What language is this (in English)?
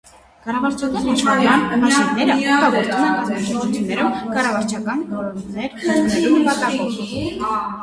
Armenian